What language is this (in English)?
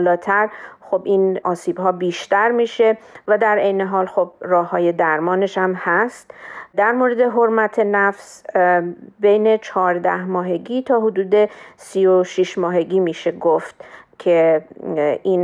Persian